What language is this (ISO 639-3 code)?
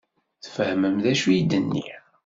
kab